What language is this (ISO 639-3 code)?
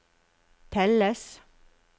nor